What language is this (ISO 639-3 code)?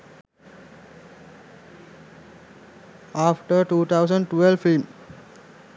sin